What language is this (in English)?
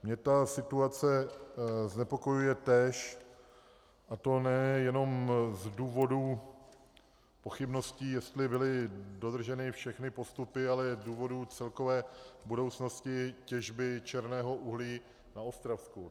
Czech